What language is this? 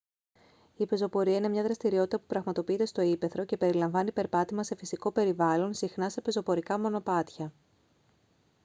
Greek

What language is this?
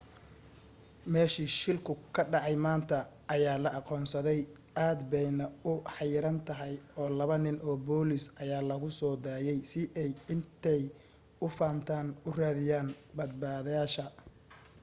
Somali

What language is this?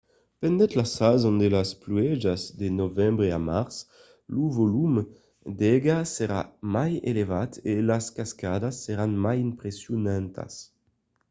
Occitan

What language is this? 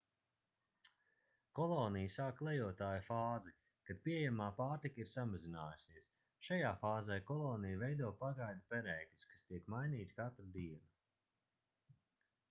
Latvian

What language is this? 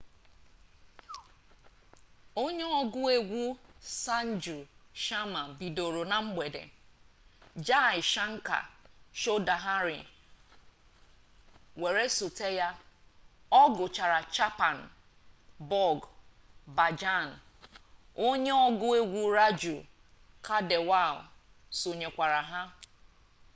Igbo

